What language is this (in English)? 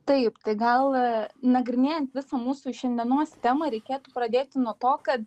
Lithuanian